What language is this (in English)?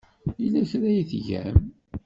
Kabyle